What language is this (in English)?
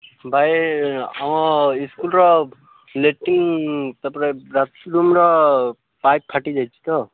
Odia